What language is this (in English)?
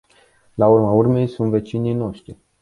Romanian